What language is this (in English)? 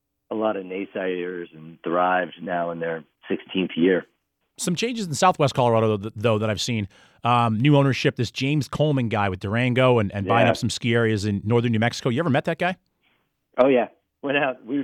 English